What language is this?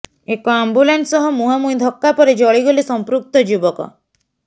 Odia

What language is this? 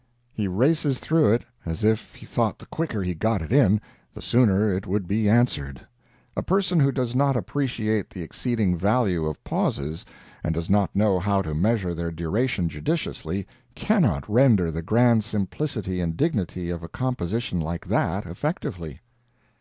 English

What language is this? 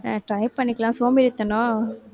Tamil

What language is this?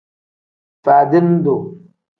Tem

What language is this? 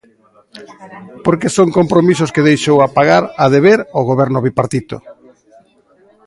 Galician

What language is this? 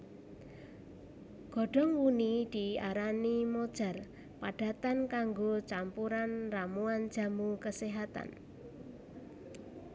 Javanese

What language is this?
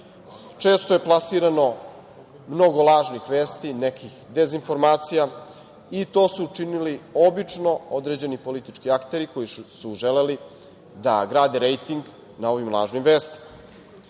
Serbian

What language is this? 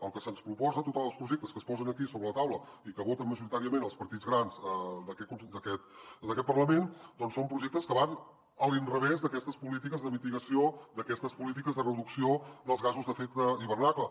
Catalan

